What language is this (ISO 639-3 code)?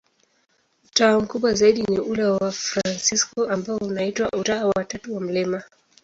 swa